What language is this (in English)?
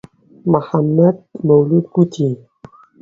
Central Kurdish